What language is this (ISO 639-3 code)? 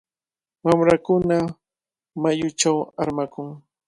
qvl